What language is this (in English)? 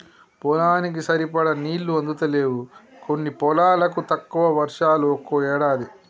Telugu